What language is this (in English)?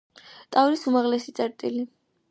Georgian